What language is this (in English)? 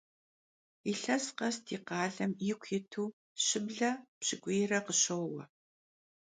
Kabardian